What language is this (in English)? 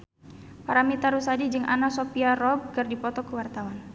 Sundanese